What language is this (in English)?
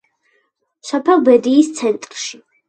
Georgian